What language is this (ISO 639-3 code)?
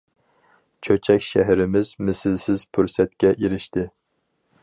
uig